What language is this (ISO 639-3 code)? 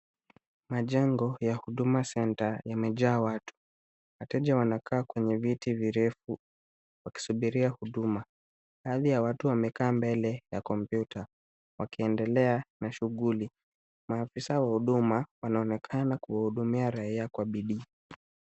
swa